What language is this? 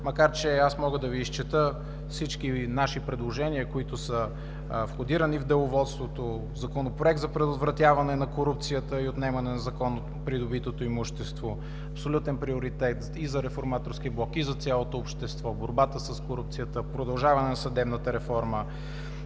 Bulgarian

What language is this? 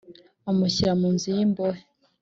Kinyarwanda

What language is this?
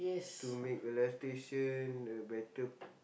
English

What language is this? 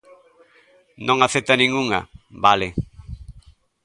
Galician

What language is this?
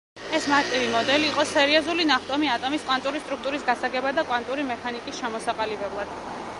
Georgian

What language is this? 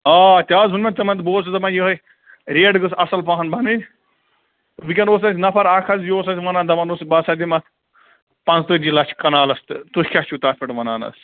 Kashmiri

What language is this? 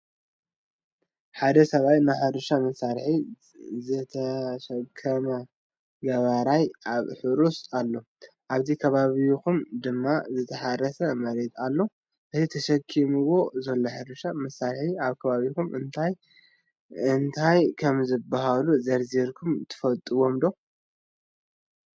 Tigrinya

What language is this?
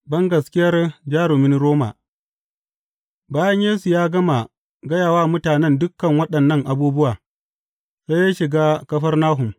Hausa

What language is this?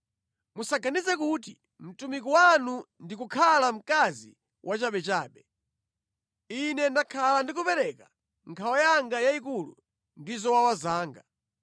Nyanja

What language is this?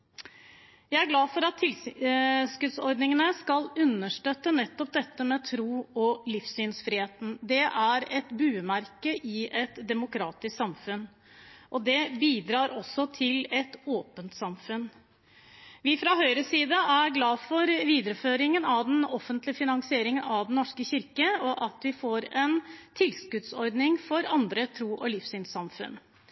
Norwegian Bokmål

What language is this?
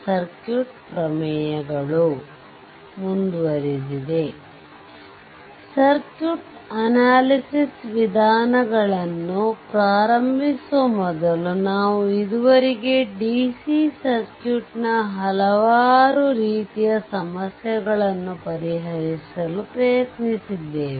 Kannada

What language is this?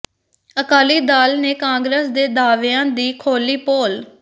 Punjabi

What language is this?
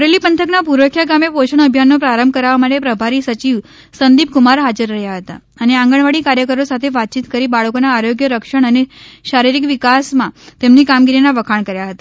Gujarati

